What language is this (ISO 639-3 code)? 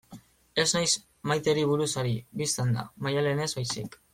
eus